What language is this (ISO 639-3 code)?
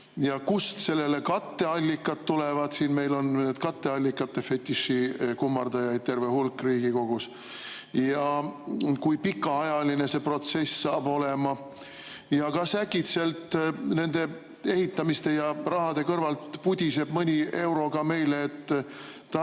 est